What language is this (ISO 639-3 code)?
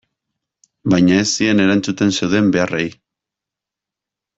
eus